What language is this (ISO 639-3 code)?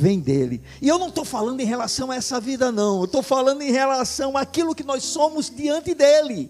por